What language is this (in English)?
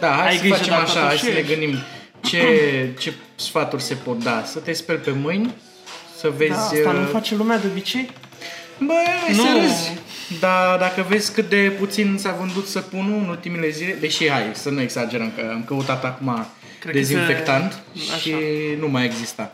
Romanian